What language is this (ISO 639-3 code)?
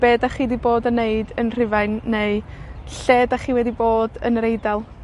cym